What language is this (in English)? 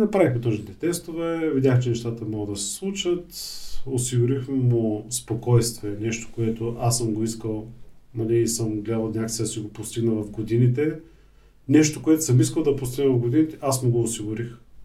Bulgarian